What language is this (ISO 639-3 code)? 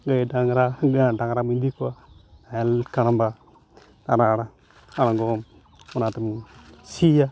sat